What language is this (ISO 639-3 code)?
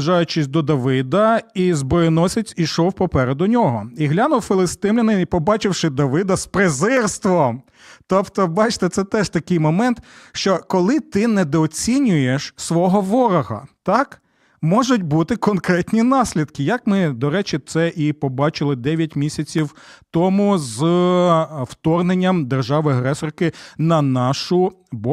ukr